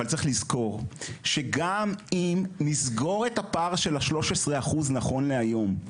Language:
Hebrew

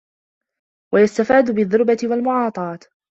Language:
Arabic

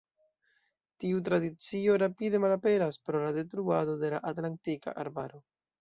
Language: Esperanto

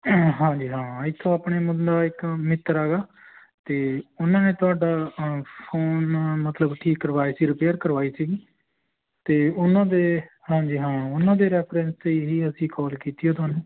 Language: Punjabi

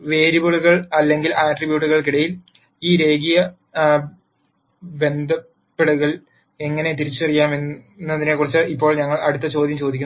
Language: Malayalam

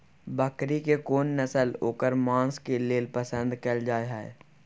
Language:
Maithili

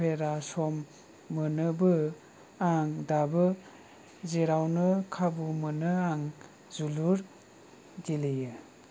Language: Bodo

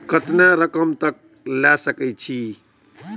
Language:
Maithili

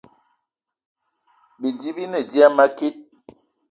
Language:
Eton (Cameroon)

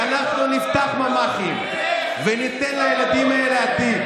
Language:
Hebrew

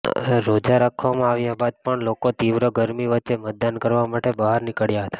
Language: Gujarati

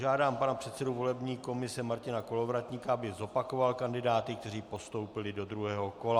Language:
Czech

